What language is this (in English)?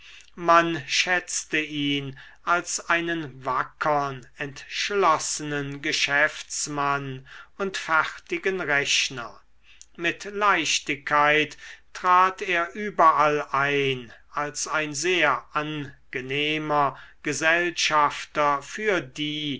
German